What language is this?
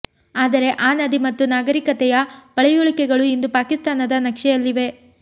Kannada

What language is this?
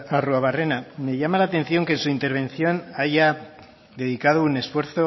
Spanish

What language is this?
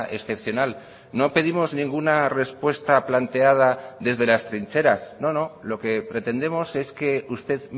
Spanish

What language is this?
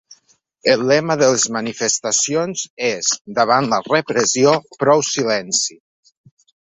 Catalan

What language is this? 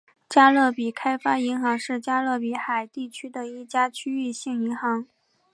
Chinese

